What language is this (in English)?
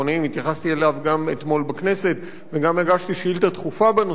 Hebrew